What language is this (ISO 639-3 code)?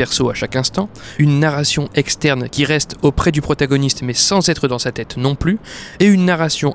fra